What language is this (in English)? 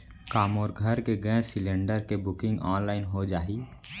Chhattisgarhi